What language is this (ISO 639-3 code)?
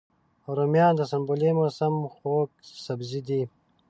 pus